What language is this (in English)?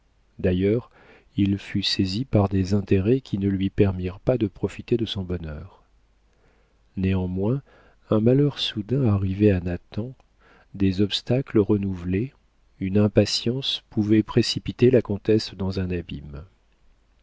French